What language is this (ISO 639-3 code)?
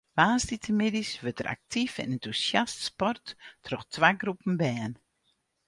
fry